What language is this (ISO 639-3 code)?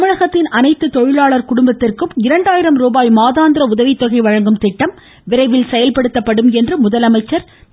tam